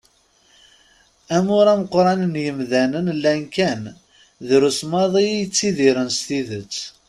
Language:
Kabyle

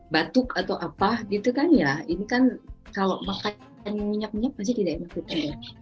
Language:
Indonesian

